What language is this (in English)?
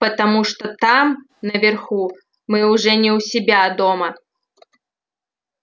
Russian